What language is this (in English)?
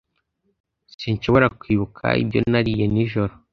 Kinyarwanda